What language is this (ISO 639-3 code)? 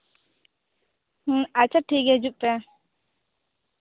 sat